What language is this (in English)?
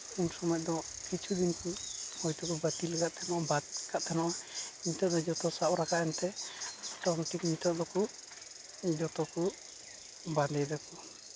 Santali